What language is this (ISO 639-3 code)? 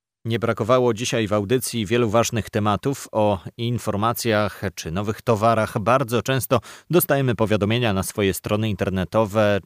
pol